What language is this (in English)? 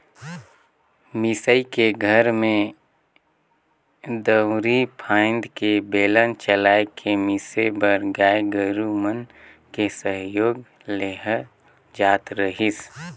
Chhattisgarhi